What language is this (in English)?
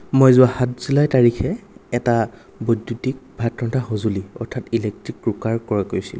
Assamese